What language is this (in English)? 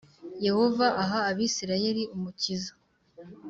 Kinyarwanda